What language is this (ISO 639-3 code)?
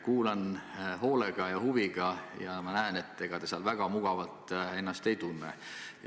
est